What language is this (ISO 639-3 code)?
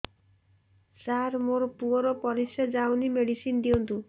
ori